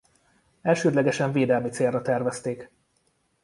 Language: Hungarian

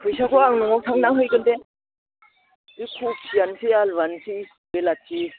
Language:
Bodo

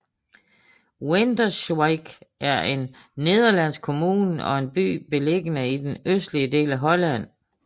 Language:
Danish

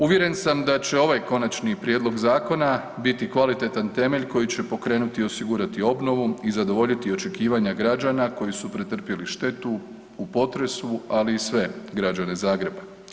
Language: Croatian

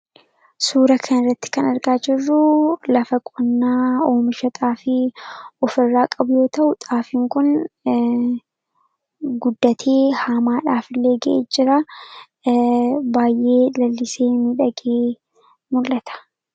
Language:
Oromo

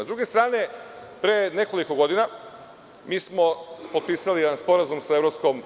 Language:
Serbian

